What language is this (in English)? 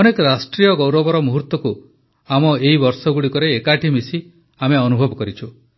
Odia